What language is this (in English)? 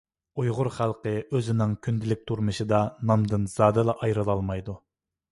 Uyghur